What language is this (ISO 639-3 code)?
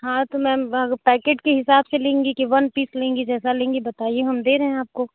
hin